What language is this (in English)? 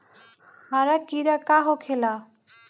Bhojpuri